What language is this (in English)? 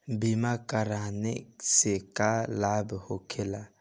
Bhojpuri